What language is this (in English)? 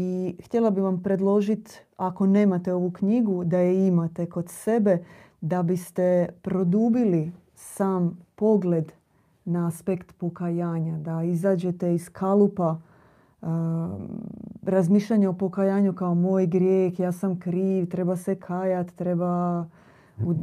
Croatian